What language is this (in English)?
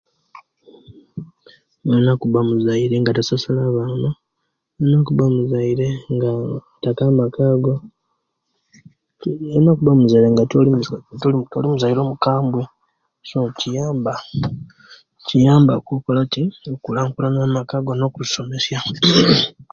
Kenyi